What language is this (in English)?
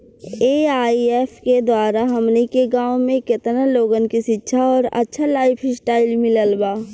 Bhojpuri